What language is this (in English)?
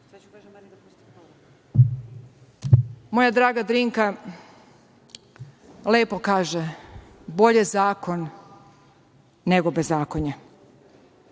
Serbian